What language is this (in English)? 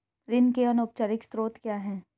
Hindi